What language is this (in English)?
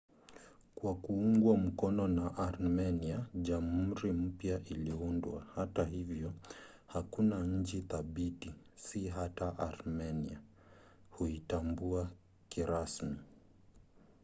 Swahili